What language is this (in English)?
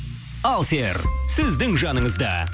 Kazakh